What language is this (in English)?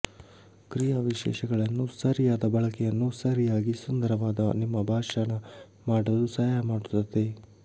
Kannada